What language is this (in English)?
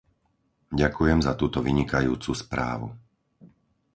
Slovak